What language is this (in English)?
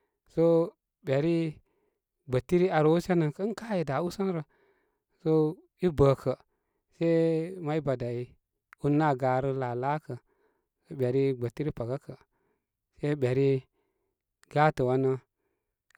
Koma